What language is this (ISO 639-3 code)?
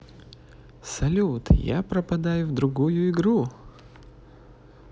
rus